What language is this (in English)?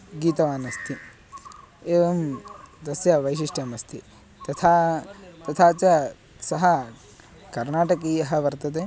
Sanskrit